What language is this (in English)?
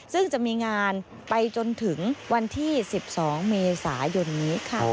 Thai